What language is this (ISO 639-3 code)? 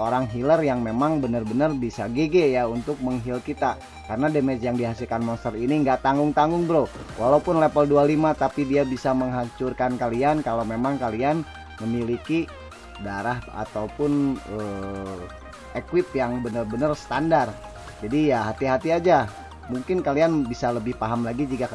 ind